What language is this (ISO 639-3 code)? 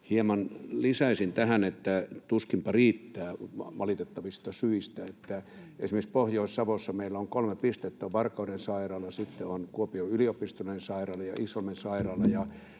fin